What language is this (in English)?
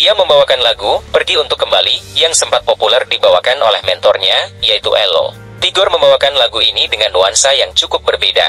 Indonesian